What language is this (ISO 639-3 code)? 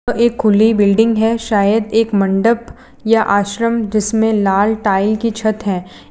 hin